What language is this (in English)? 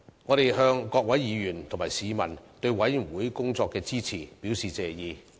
Cantonese